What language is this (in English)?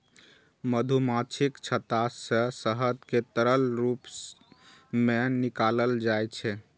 Maithili